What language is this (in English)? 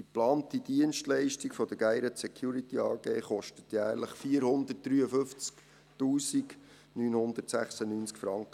Swiss German